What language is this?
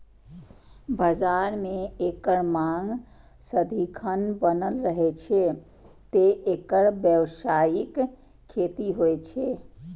Maithili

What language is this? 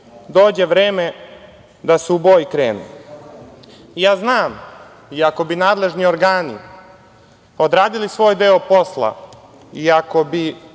Serbian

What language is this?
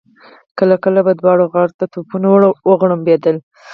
Pashto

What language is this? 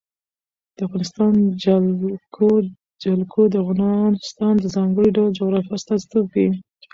Pashto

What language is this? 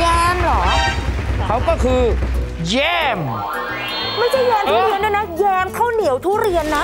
Thai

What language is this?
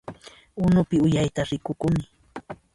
Puno Quechua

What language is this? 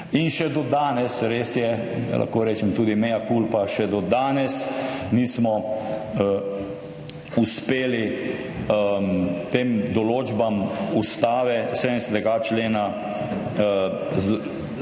Slovenian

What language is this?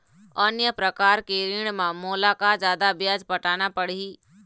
Chhattisgarhi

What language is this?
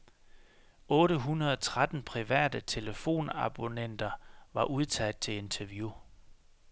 Danish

